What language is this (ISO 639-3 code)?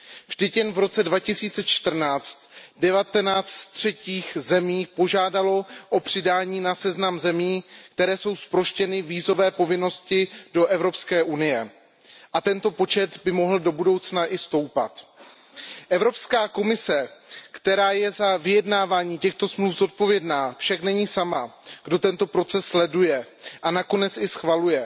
ces